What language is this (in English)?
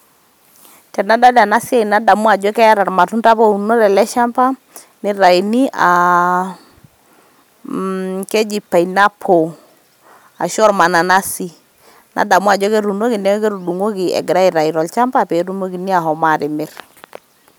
Masai